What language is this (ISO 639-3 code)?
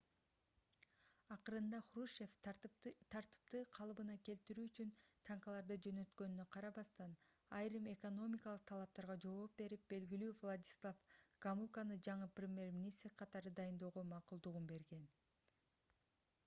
kir